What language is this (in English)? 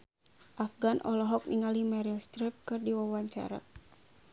Sundanese